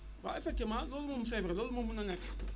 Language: Wolof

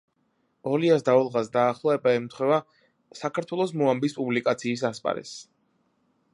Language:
Georgian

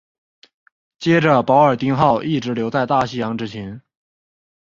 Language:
Chinese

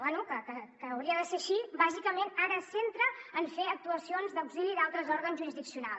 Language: Catalan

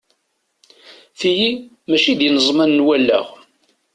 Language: Kabyle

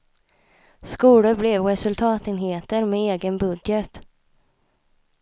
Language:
Swedish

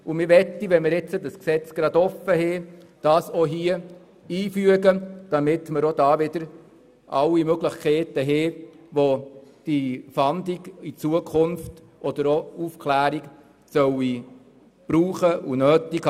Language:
Swiss German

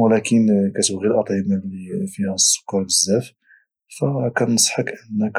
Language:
Moroccan Arabic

